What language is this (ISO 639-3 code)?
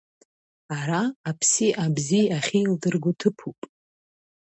abk